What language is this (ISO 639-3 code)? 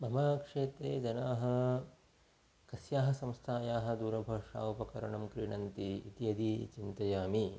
san